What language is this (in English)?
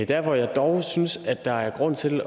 Danish